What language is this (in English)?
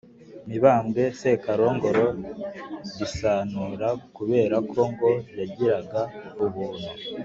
Kinyarwanda